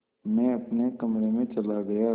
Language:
Hindi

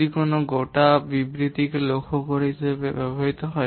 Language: Bangla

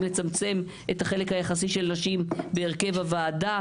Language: Hebrew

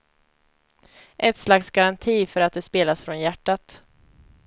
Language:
Swedish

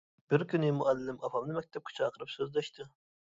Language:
Uyghur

